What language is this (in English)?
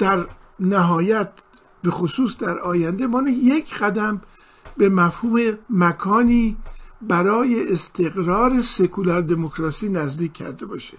Persian